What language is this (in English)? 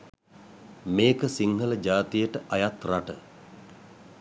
Sinhala